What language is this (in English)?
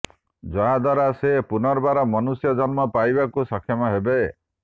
Odia